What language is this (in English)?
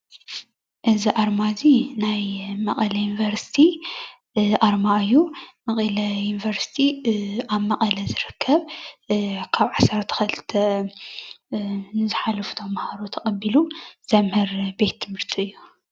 Tigrinya